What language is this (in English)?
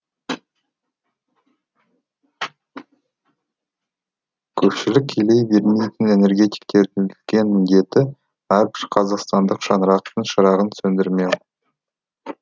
Kazakh